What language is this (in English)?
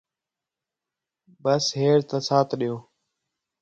Khetrani